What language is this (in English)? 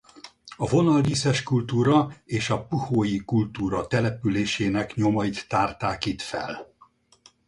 Hungarian